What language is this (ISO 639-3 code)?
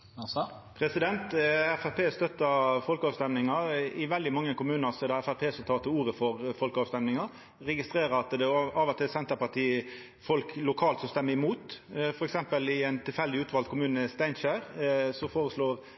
nno